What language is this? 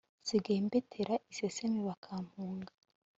Kinyarwanda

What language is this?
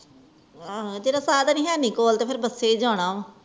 Punjabi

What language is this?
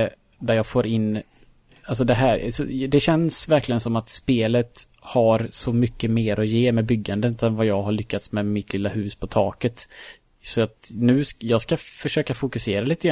Swedish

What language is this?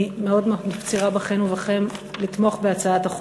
Hebrew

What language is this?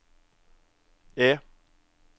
Norwegian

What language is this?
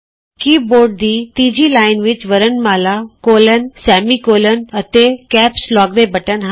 Punjabi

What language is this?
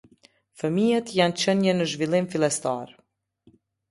Albanian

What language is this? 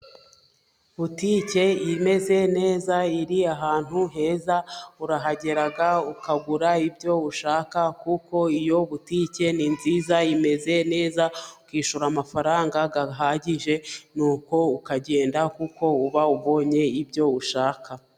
Kinyarwanda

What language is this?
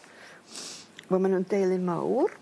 Welsh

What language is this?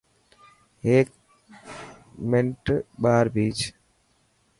Dhatki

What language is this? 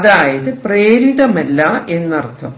Malayalam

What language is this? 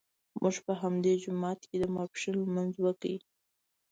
Pashto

